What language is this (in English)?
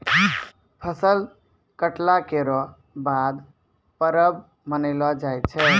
Maithili